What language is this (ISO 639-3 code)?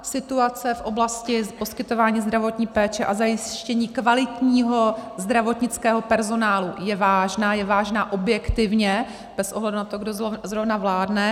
ces